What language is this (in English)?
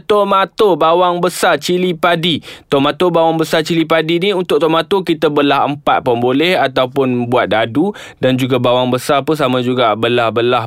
Malay